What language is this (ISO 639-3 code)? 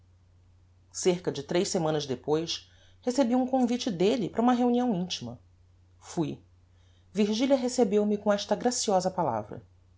por